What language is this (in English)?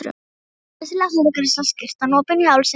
Icelandic